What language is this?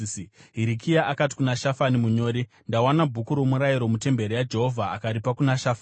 Shona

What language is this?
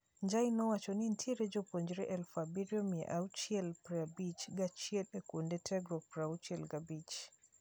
Luo (Kenya and Tanzania)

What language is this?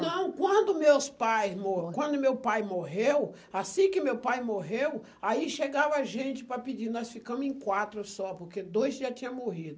Portuguese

